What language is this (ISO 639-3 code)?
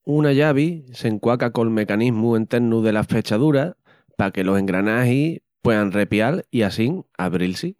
ext